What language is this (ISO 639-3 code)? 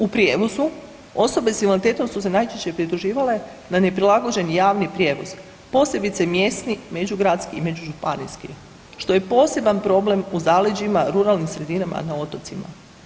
hrv